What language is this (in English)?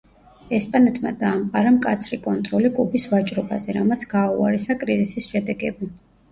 Georgian